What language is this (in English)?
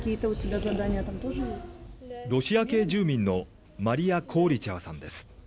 Japanese